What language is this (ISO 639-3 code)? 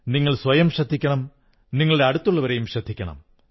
mal